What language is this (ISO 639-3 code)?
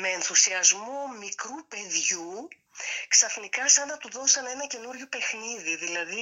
ell